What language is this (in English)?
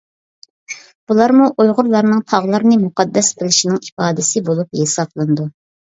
Uyghur